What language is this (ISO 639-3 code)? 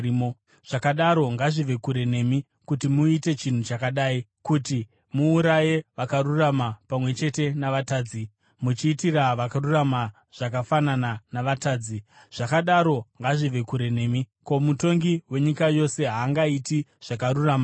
sna